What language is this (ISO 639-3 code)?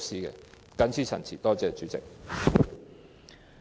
yue